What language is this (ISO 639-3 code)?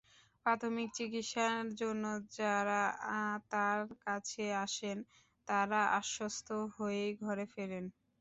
ben